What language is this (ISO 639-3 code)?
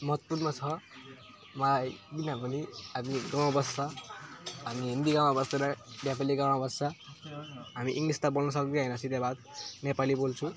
nep